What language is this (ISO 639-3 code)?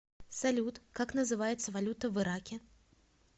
rus